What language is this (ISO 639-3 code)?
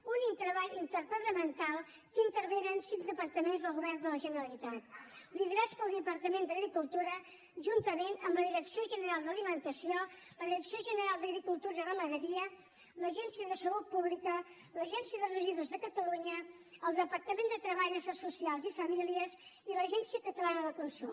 cat